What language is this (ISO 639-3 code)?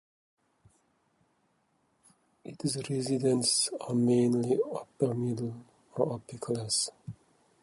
eng